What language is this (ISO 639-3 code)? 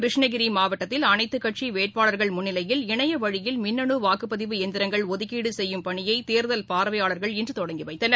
tam